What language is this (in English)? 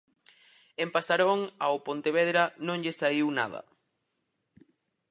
Galician